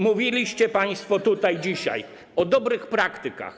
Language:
Polish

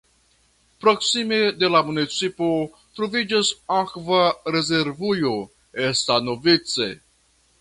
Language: Esperanto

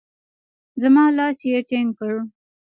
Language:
Pashto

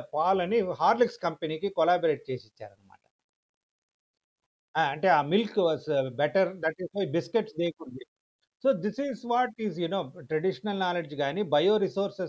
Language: Telugu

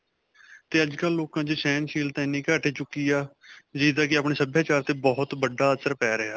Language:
Punjabi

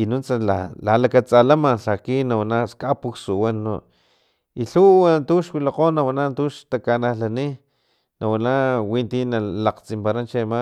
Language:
Filomena Mata-Coahuitlán Totonac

